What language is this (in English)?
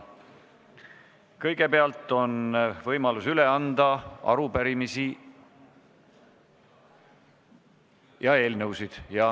Estonian